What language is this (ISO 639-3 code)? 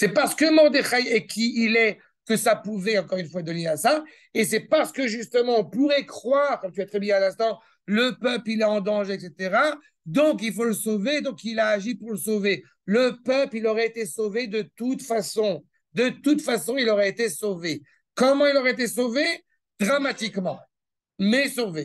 fra